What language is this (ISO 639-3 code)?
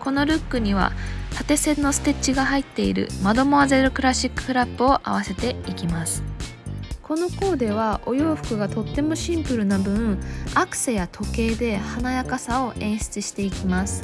jpn